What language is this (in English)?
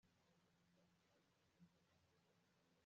Kinyarwanda